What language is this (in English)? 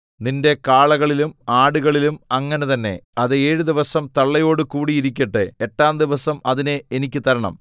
Malayalam